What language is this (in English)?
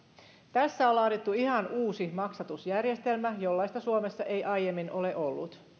Finnish